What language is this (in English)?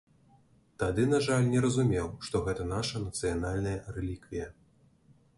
Belarusian